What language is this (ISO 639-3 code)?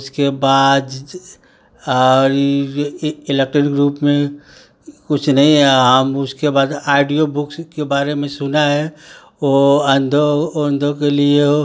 hin